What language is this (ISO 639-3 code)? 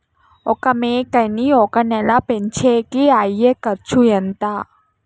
tel